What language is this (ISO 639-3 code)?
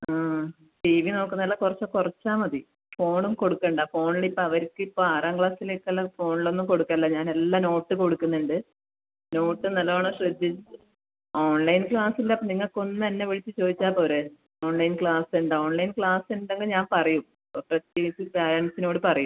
mal